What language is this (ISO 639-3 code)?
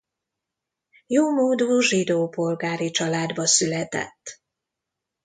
hun